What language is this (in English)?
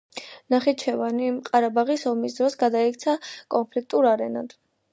Georgian